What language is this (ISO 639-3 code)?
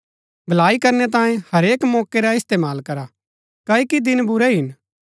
gbk